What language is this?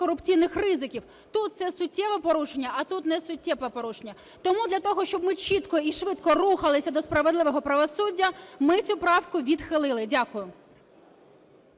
Ukrainian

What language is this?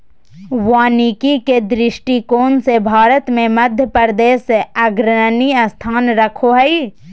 Magahi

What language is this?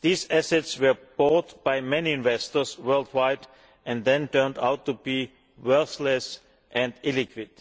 English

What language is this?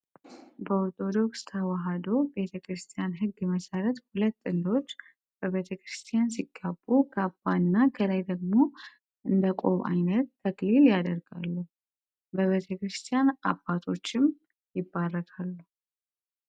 Amharic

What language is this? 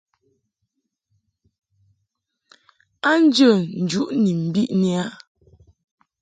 Mungaka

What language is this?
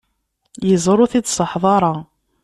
Kabyle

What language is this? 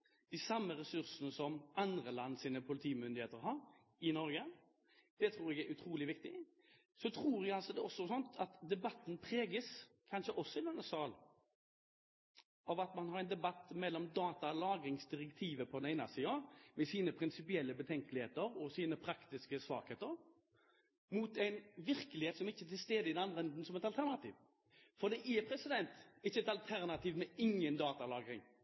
Norwegian Bokmål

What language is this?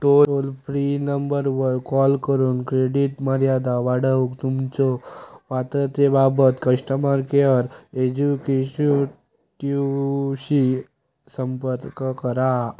Marathi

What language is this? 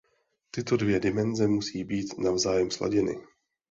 Czech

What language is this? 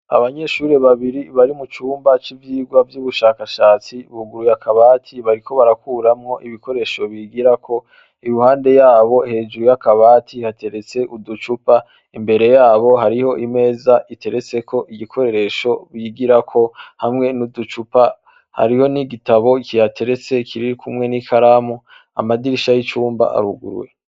Rundi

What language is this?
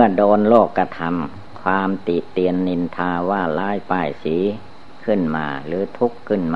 Thai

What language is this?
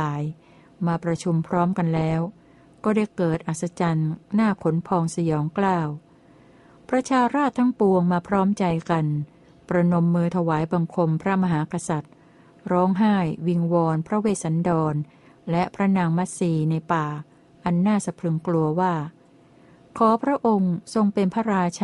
Thai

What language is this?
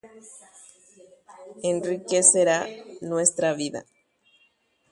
Guarani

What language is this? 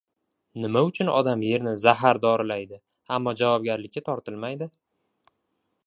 Uzbek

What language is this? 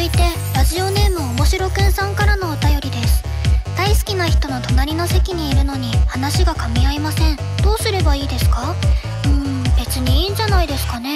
Japanese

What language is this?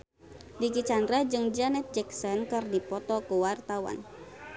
Sundanese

